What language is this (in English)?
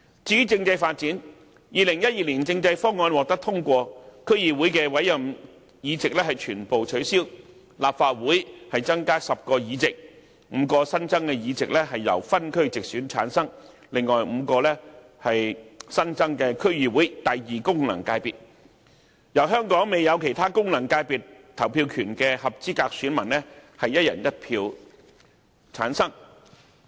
Cantonese